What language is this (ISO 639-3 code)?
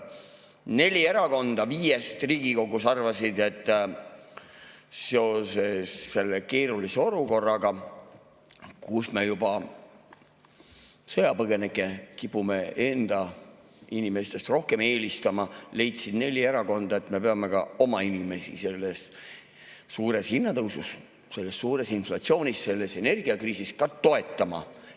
est